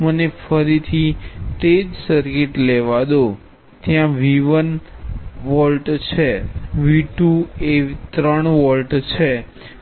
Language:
Gujarati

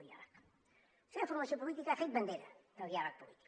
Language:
Catalan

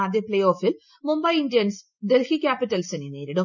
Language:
Malayalam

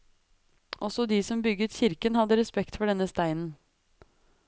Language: Norwegian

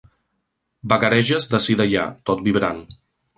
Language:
Catalan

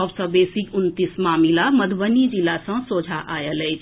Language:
Maithili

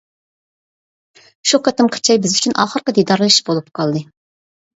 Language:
Uyghur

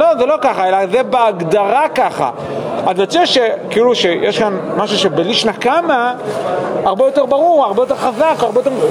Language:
Hebrew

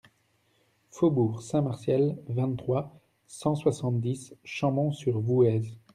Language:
French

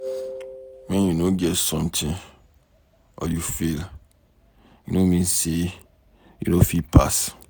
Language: Nigerian Pidgin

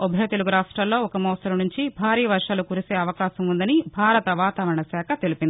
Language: Telugu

